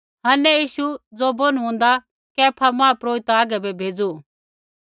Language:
Kullu Pahari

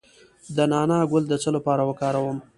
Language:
Pashto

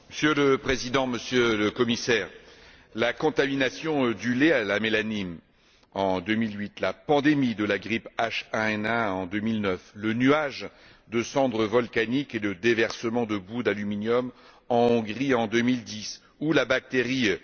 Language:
French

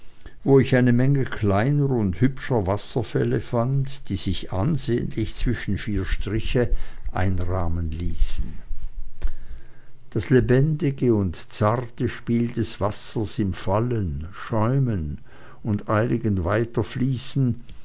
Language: German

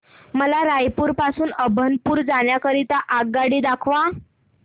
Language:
Marathi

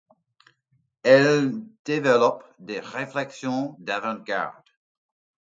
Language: French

